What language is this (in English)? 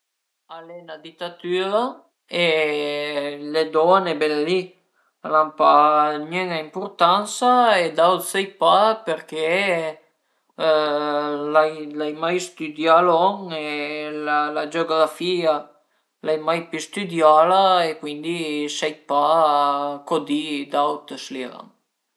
Piedmontese